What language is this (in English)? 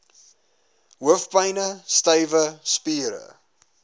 Afrikaans